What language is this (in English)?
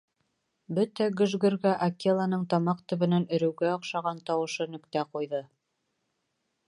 Bashkir